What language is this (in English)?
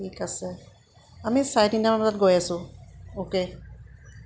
Assamese